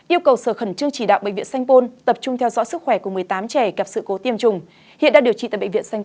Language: Vietnamese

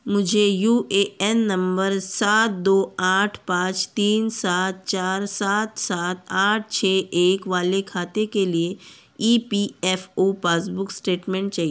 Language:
Hindi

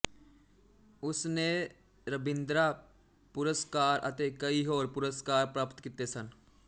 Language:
Punjabi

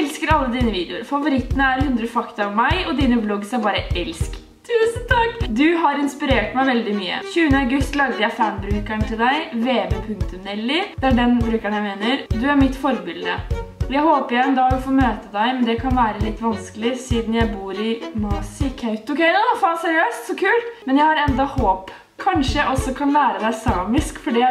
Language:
Norwegian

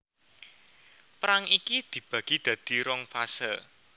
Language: Javanese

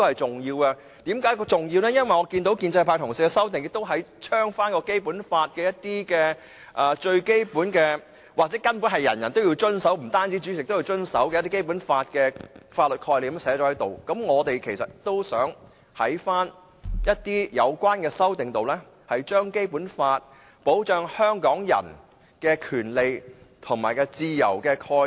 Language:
Cantonese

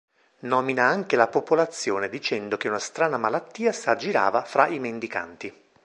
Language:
Italian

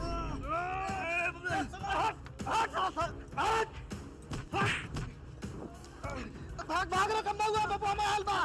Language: Nepali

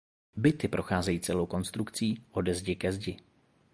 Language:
Czech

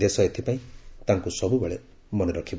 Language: Odia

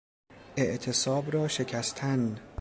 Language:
Persian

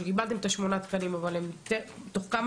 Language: Hebrew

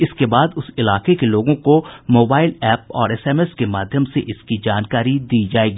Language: Hindi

